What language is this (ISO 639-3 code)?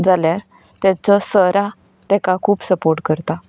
kok